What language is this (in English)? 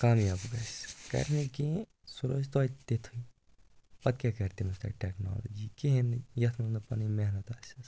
Kashmiri